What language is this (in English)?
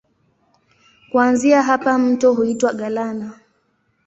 Swahili